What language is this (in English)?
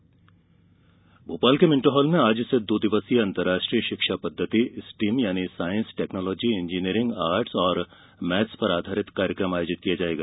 Hindi